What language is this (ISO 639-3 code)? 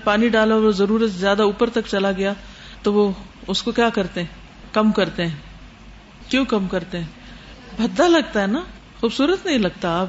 urd